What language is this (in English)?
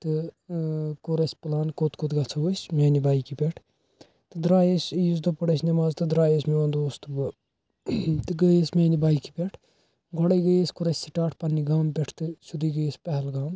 Kashmiri